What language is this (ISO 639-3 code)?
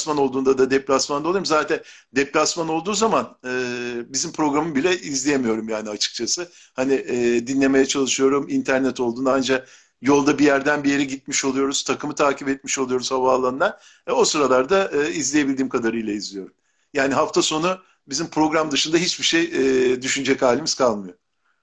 tur